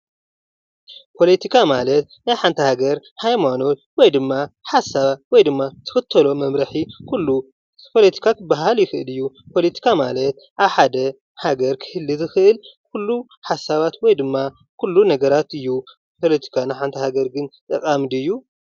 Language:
Tigrinya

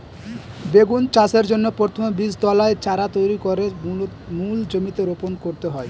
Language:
Bangla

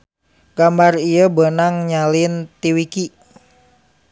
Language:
Sundanese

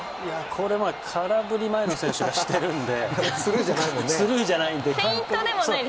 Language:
Japanese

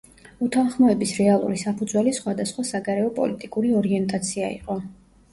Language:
Georgian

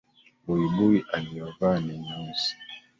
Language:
Swahili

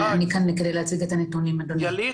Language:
Hebrew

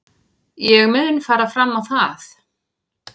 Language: Icelandic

